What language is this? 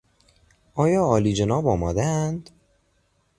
Persian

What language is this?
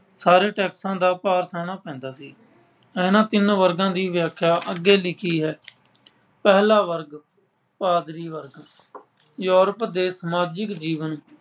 Punjabi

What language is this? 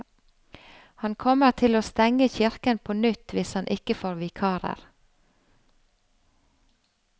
Norwegian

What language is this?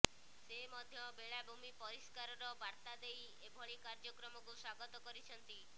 Odia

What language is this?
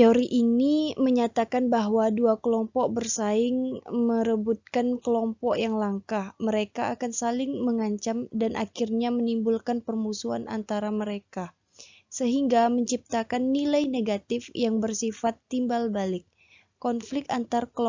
Indonesian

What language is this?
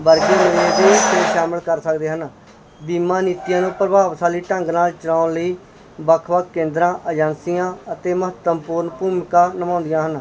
Punjabi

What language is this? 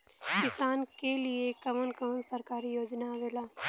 Bhojpuri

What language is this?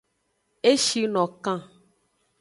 Aja (Benin)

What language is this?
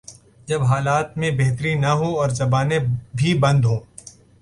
Urdu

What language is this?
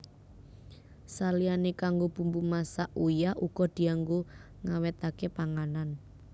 Javanese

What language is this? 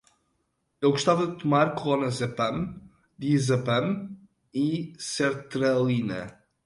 Portuguese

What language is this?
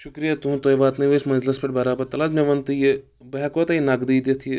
Kashmiri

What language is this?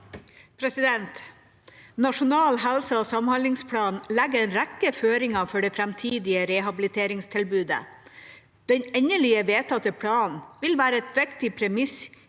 Norwegian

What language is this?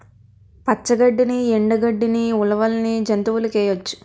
Telugu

